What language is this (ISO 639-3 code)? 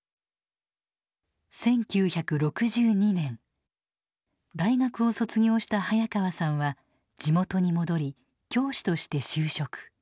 jpn